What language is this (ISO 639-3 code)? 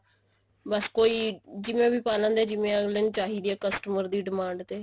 pan